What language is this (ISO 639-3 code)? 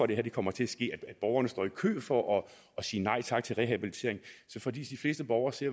dan